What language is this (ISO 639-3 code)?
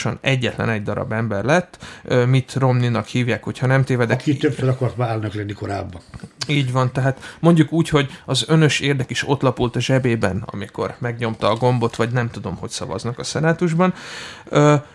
hun